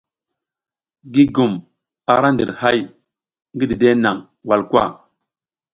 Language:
South Giziga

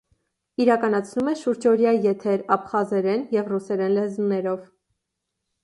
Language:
Armenian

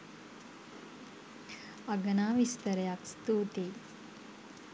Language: Sinhala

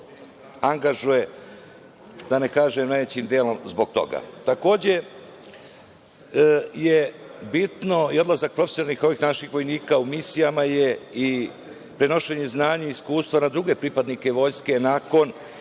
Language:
Serbian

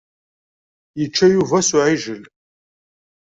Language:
Kabyle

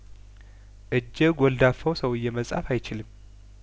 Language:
Amharic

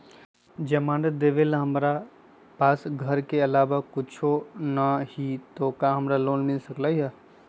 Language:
Magahi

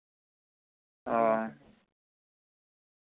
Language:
Santali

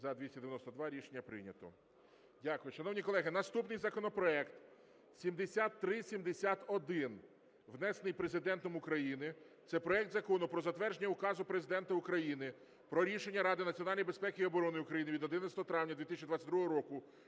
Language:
Ukrainian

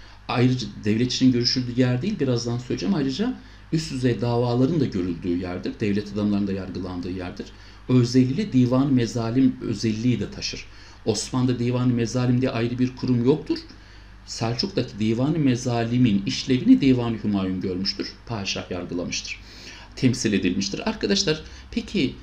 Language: Turkish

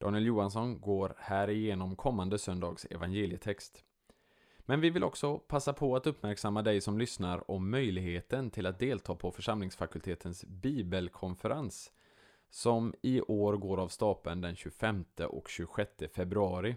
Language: Swedish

